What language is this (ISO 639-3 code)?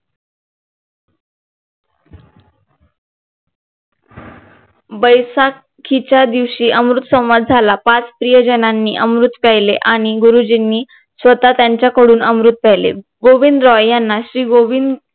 mar